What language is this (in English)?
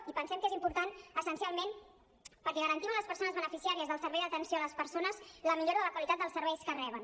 Catalan